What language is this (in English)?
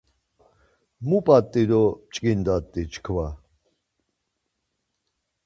Laz